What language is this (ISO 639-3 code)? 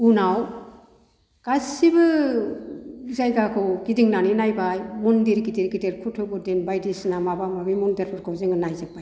brx